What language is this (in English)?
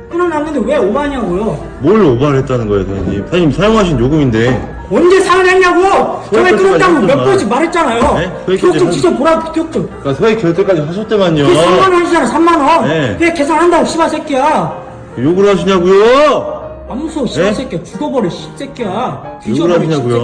Korean